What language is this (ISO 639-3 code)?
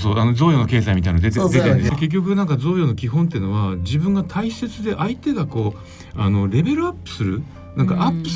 jpn